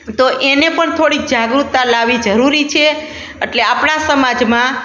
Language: Gujarati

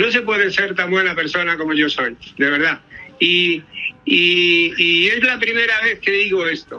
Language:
Spanish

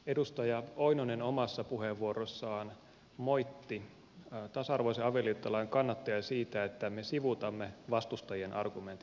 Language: Finnish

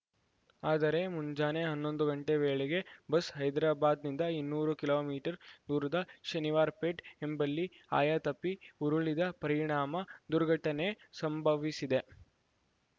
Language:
Kannada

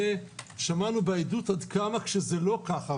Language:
Hebrew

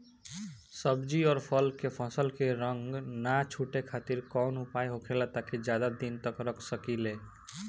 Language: Bhojpuri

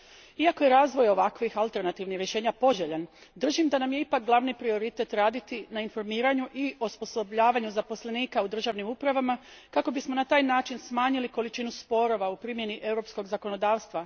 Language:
Croatian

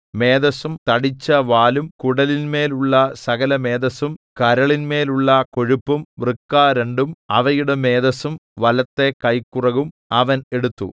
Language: Malayalam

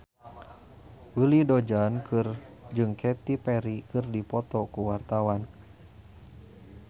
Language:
Sundanese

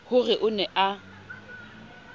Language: Southern Sotho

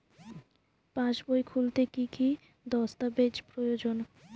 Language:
Bangla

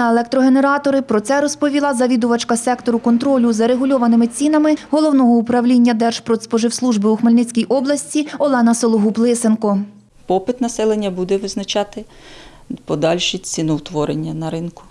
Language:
Ukrainian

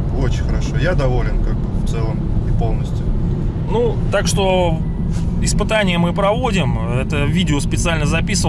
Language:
Russian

